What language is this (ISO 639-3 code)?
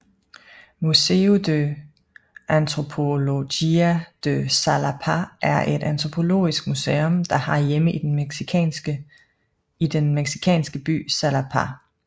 dan